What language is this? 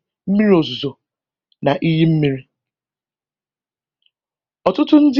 Igbo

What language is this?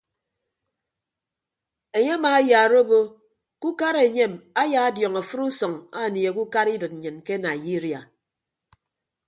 Ibibio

